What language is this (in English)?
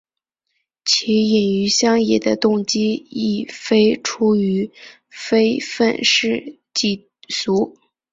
Chinese